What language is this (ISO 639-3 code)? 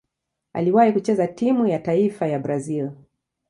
swa